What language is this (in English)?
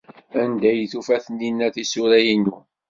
Kabyle